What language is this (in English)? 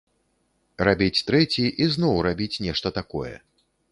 Belarusian